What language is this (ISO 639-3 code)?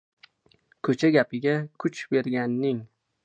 uzb